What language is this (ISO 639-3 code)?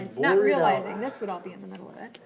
eng